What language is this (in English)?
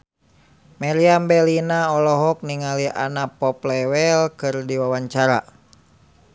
Sundanese